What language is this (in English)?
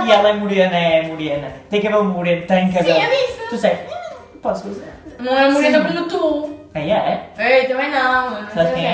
Portuguese